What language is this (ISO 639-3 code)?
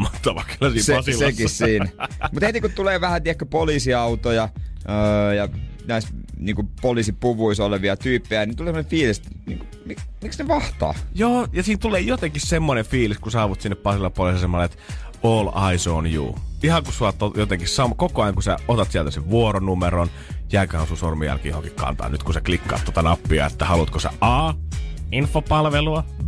fin